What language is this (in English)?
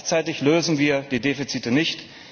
German